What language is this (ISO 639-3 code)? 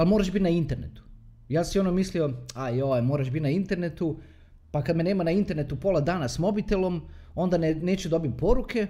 hrv